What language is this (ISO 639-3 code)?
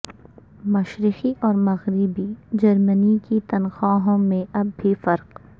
urd